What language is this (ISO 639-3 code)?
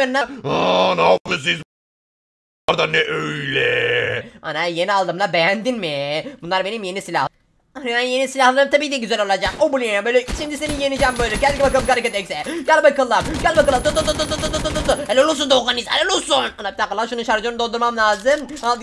tur